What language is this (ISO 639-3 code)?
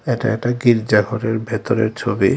ben